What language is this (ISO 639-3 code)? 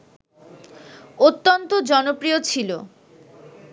ben